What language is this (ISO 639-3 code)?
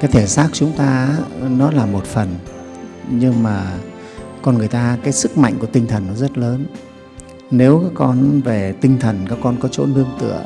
vie